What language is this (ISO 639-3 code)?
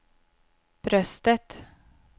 swe